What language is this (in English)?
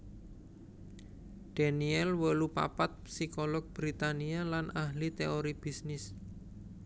Javanese